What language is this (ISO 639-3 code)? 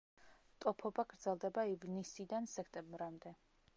kat